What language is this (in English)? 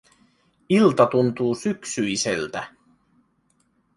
Finnish